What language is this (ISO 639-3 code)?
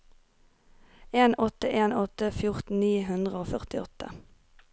nor